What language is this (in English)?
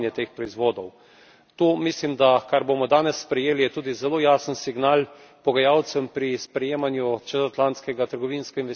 Slovenian